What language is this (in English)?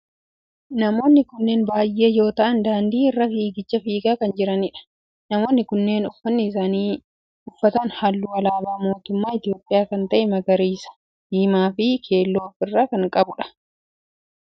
Oromo